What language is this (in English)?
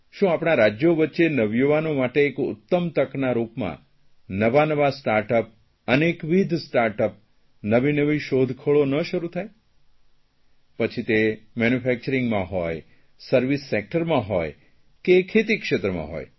Gujarati